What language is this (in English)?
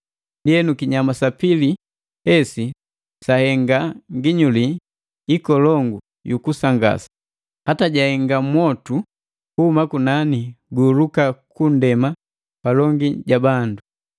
Matengo